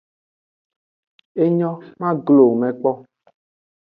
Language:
Aja (Benin)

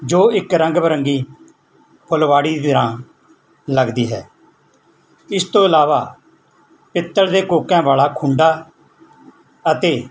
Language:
Punjabi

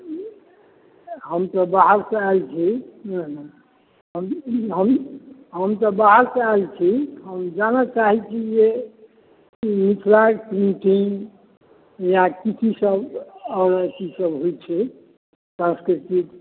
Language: Maithili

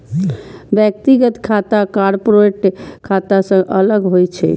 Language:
Maithili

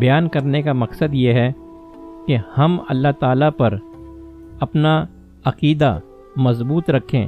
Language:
Urdu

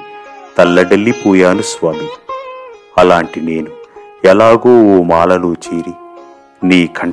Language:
Telugu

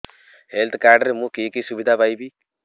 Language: Odia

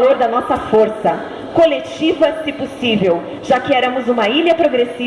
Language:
Portuguese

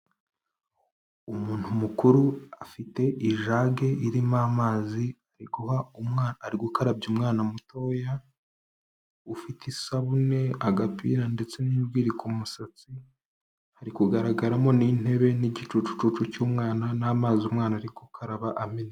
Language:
Kinyarwanda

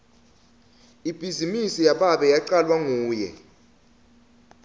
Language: Swati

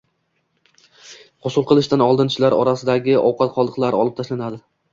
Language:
Uzbek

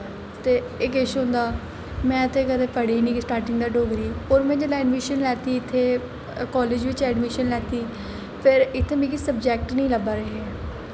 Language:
Dogri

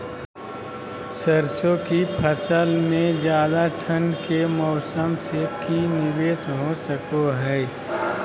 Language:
Magahi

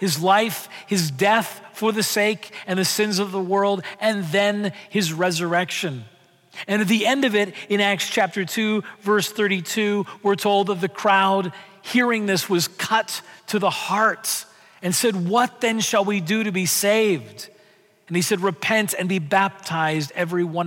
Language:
English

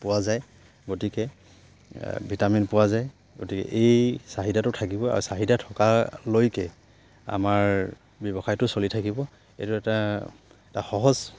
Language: Assamese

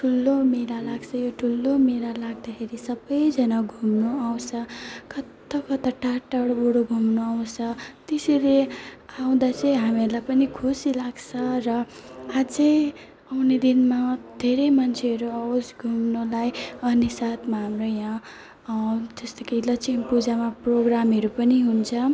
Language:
Nepali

